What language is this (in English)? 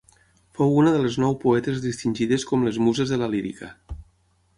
Catalan